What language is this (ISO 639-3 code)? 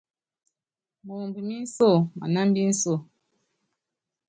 yav